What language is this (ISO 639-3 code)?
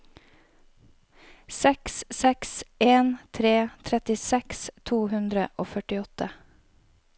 nor